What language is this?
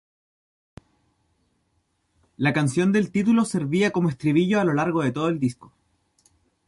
Spanish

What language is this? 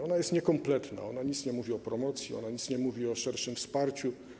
Polish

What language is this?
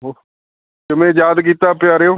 Punjabi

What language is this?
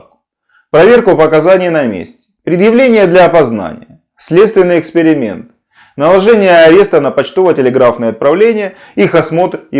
Russian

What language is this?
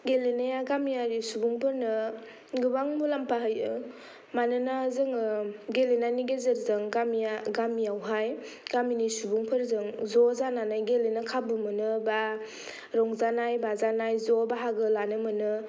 Bodo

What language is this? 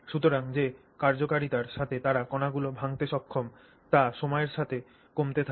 Bangla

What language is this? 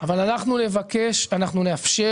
Hebrew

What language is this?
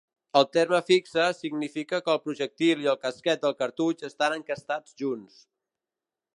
Catalan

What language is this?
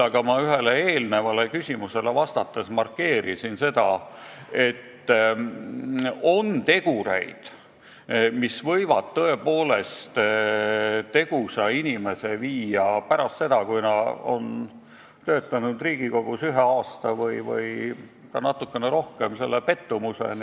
Estonian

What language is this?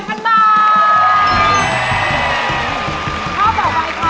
Thai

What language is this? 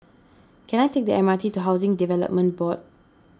English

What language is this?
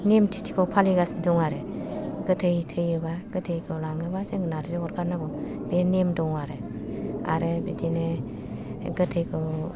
Bodo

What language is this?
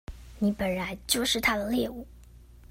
Chinese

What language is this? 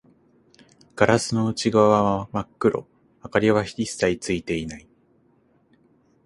Japanese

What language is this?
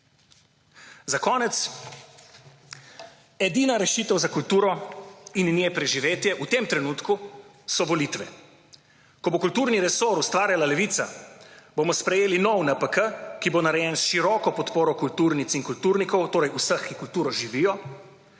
Slovenian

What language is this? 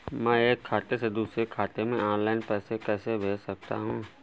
Hindi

